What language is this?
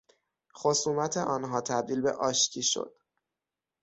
Persian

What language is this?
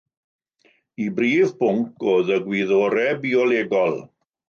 Welsh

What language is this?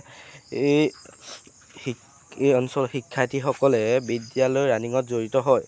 Assamese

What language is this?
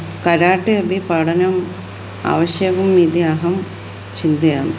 Sanskrit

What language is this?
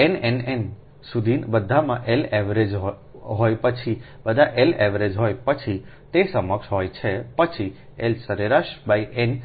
Gujarati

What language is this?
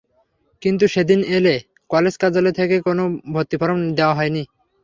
Bangla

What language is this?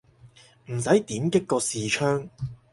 Cantonese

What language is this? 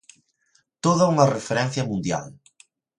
Galician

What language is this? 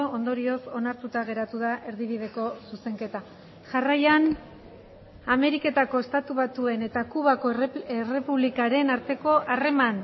Basque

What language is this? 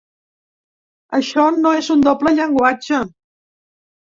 Catalan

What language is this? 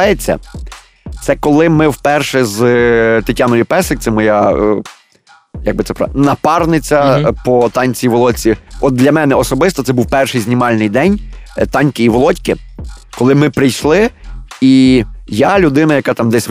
Ukrainian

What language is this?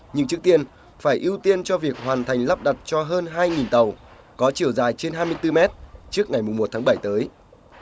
Vietnamese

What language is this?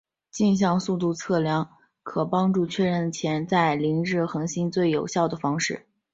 Chinese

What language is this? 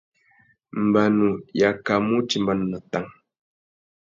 Tuki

